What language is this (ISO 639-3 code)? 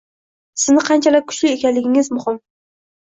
uzb